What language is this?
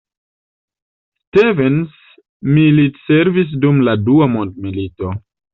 Esperanto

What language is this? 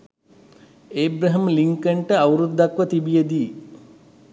Sinhala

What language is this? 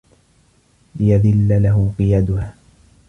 Arabic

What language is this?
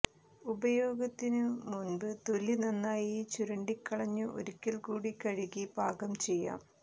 Malayalam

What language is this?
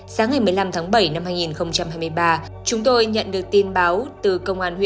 Vietnamese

